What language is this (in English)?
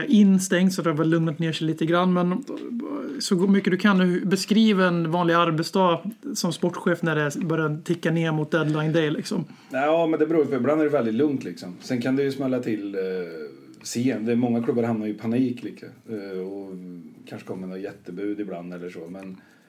Swedish